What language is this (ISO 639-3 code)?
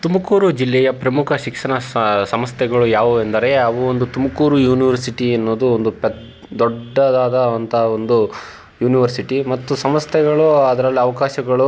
kan